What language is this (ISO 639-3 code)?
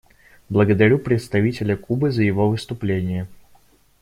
rus